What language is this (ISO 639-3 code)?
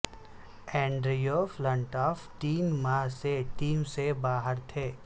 urd